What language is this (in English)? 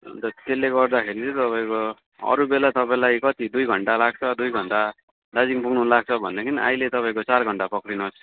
Nepali